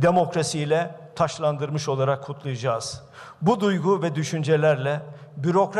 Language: Turkish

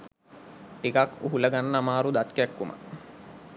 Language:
Sinhala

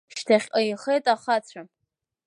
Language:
Abkhazian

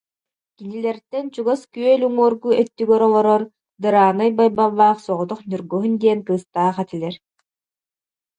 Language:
Yakut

